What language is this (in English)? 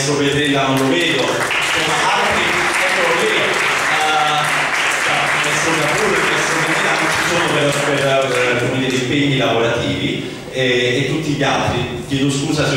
Italian